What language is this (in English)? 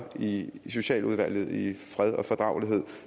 Danish